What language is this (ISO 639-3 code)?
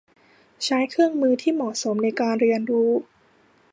tha